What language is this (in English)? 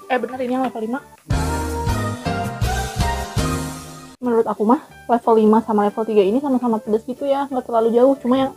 Indonesian